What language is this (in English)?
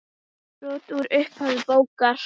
Icelandic